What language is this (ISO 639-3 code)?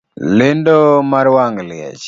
luo